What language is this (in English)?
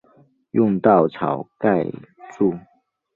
Chinese